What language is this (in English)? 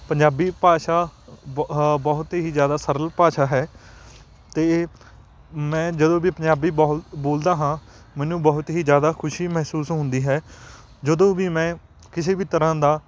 Punjabi